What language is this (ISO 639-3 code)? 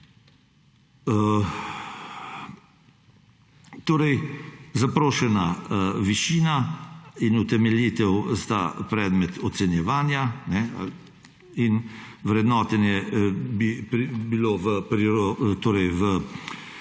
slv